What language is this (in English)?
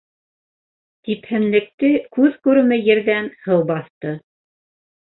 Bashkir